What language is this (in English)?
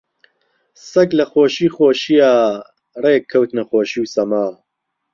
Central Kurdish